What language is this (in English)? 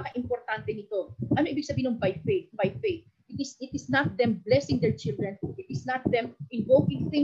Filipino